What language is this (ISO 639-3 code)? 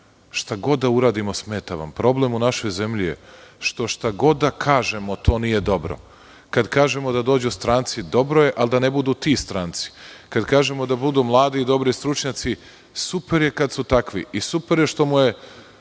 srp